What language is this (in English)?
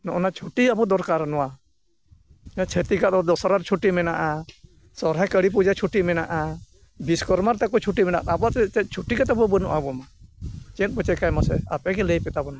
Santali